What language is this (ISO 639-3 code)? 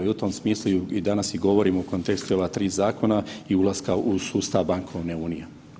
hrv